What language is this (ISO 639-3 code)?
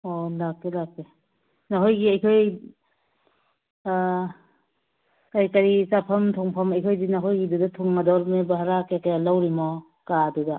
mni